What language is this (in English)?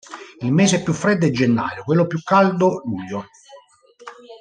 Italian